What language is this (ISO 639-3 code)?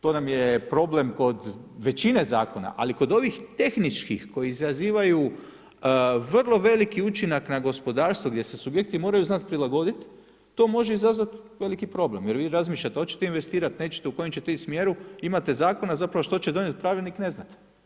hrv